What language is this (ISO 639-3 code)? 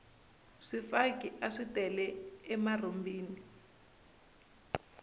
tso